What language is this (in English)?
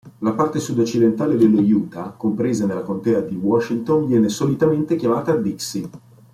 Italian